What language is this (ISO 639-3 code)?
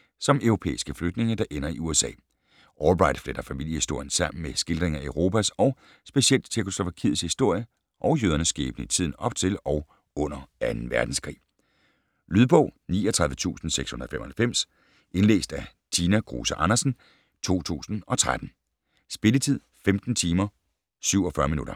dan